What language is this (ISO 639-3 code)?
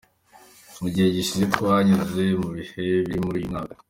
kin